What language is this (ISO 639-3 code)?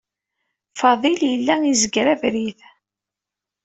kab